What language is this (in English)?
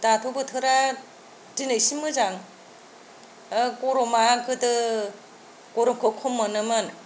Bodo